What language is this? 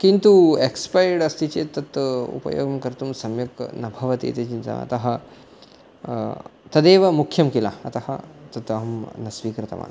Sanskrit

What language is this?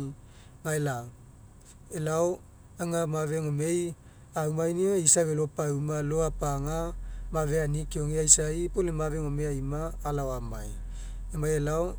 Mekeo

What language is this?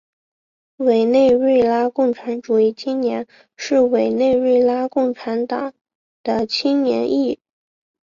Chinese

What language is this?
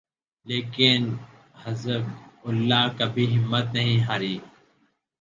Urdu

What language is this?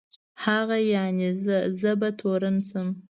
Pashto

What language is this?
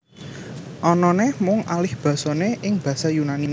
Javanese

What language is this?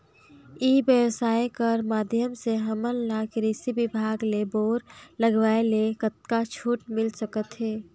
Chhattisgarhi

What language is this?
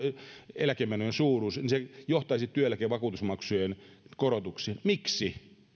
Finnish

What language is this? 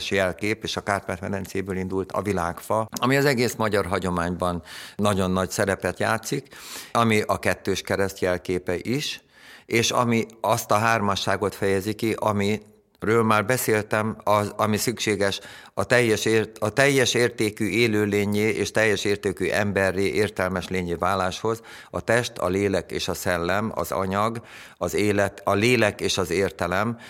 Hungarian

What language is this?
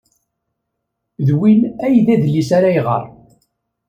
Kabyle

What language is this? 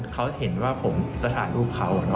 Thai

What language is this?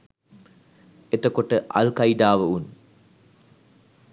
Sinhala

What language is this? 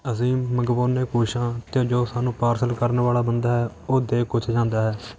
Punjabi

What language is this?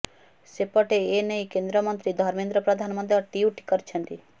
Odia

